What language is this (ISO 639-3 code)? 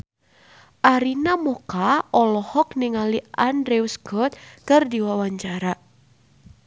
sun